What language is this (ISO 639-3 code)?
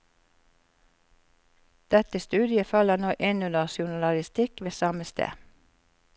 nor